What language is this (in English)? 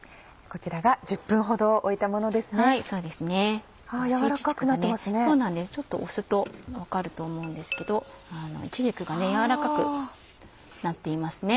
Japanese